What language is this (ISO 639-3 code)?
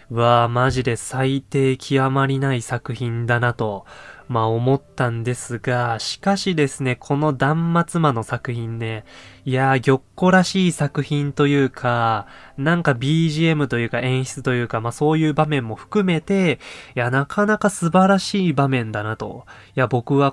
jpn